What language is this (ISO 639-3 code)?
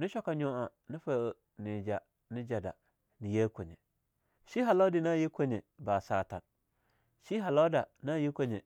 lnu